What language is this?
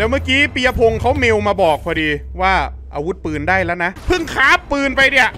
Thai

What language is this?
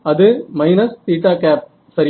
Tamil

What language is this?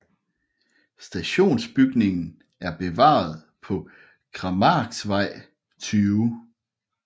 Danish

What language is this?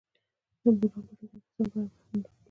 Pashto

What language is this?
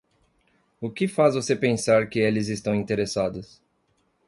Portuguese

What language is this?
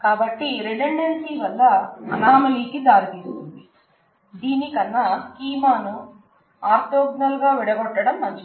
Telugu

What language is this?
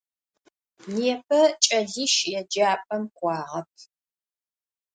Adyghe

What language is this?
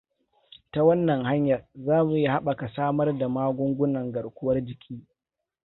Hausa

